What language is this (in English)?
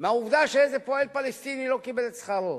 Hebrew